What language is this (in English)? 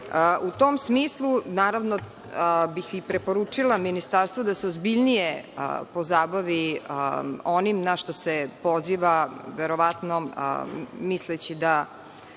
Serbian